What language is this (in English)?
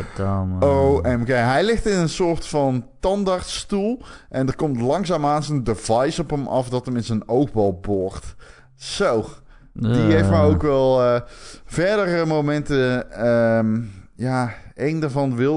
Dutch